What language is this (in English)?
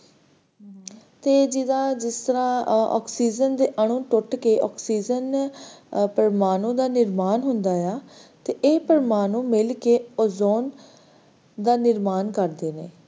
Punjabi